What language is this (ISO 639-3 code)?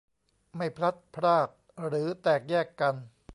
tha